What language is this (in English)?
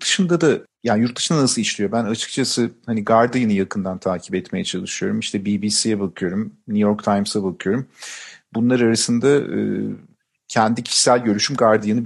Turkish